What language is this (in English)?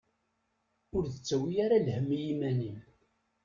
Kabyle